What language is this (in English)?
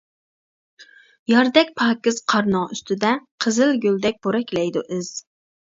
Uyghur